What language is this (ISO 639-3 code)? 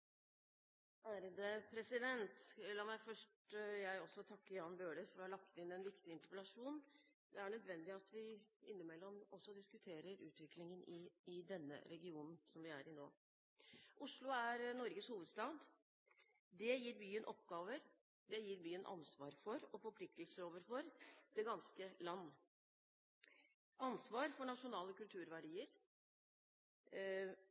nob